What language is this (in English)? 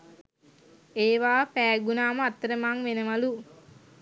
Sinhala